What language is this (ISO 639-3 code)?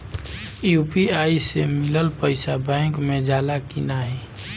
bho